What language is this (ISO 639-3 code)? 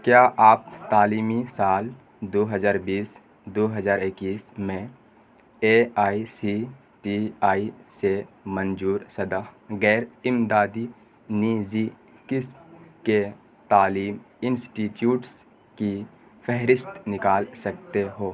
urd